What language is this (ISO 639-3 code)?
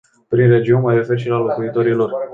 ron